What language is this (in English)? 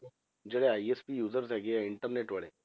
Punjabi